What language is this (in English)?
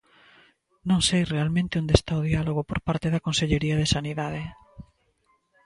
Galician